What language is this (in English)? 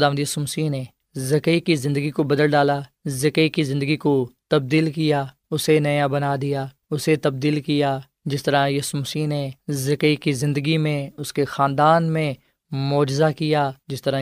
Urdu